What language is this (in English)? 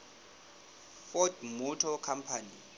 Southern Sotho